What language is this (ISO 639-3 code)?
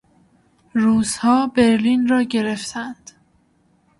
fas